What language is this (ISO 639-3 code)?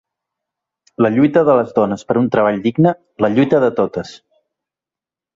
cat